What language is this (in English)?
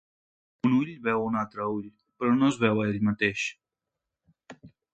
Catalan